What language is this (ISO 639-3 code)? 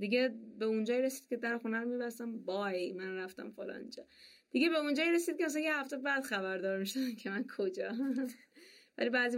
fas